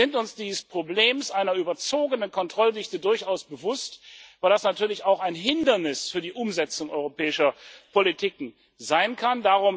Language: German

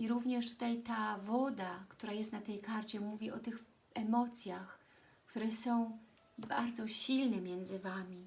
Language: Polish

